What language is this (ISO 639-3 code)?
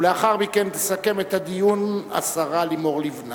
heb